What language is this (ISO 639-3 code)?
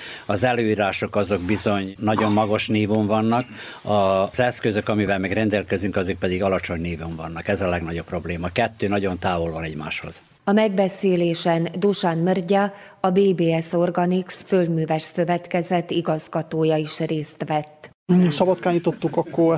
hun